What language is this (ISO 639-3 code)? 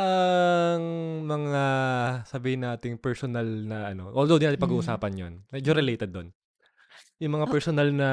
fil